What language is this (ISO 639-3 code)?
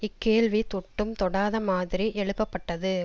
tam